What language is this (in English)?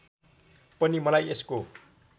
Nepali